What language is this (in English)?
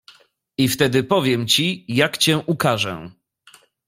Polish